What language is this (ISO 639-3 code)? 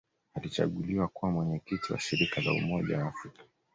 swa